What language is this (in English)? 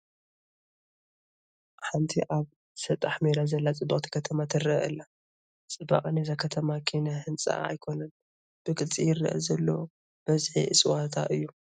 Tigrinya